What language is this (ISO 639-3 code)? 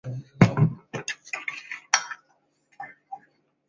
zho